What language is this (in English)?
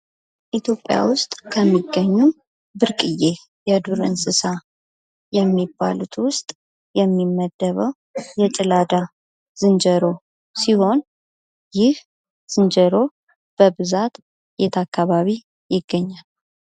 Amharic